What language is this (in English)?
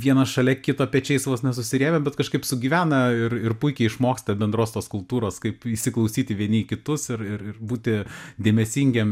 Lithuanian